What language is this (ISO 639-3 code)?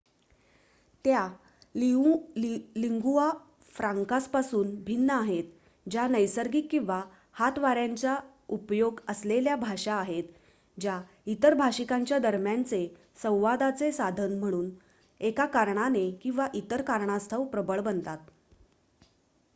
mar